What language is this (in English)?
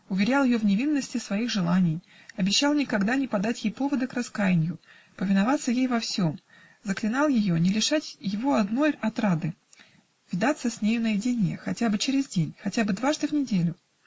Russian